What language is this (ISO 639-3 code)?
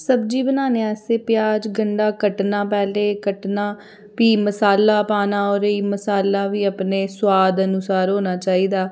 doi